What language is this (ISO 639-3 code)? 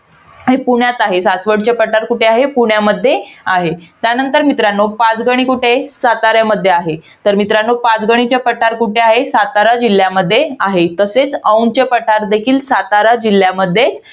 mar